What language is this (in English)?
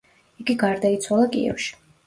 Georgian